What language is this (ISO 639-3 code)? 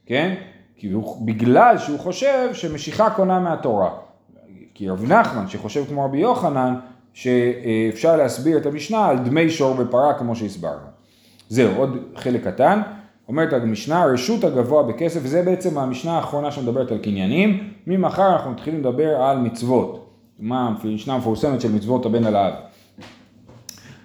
heb